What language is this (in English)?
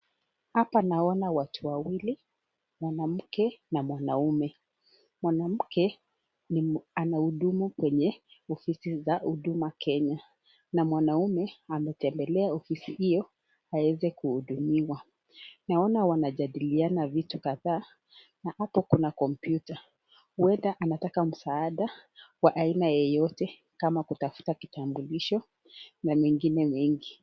Swahili